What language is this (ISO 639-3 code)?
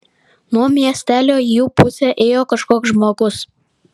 lit